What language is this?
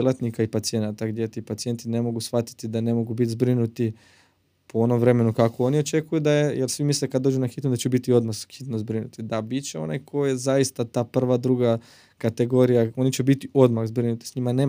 Croatian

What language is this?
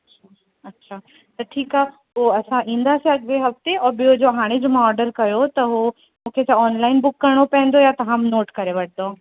Sindhi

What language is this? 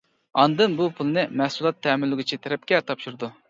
Uyghur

